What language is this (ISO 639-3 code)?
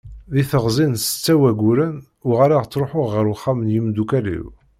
kab